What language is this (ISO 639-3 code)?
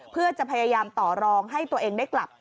tha